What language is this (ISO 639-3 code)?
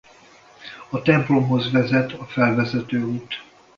hun